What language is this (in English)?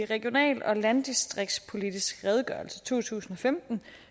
Danish